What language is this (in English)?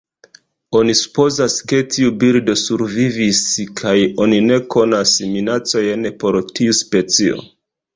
Esperanto